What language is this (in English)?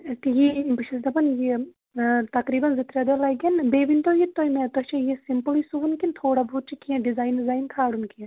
Kashmiri